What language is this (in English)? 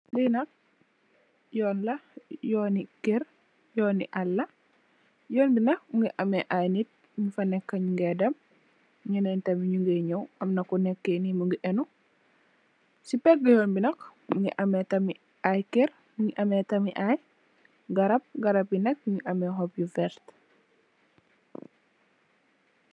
Wolof